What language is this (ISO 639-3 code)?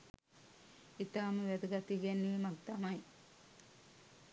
sin